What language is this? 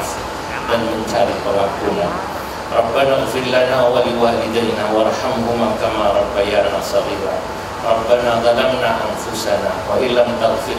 Indonesian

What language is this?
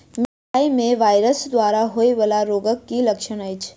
Maithili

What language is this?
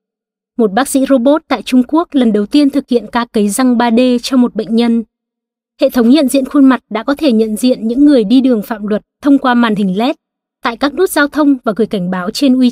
Vietnamese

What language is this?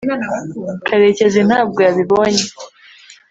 Kinyarwanda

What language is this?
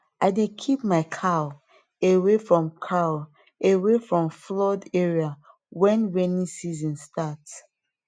Nigerian Pidgin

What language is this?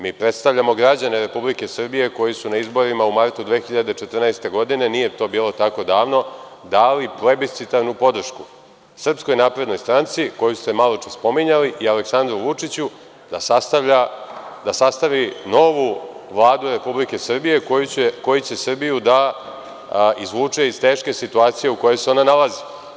Serbian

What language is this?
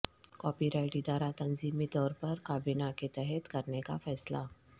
Urdu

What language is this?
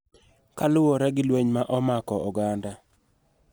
Luo (Kenya and Tanzania)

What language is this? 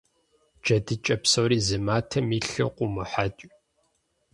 Kabardian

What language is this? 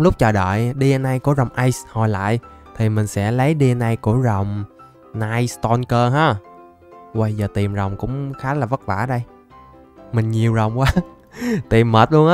Vietnamese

